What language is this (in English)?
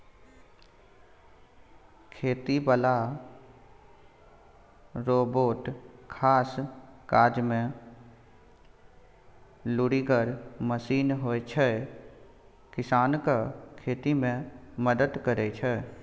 Maithili